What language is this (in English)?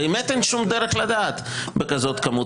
Hebrew